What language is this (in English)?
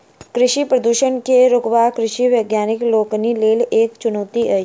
Maithili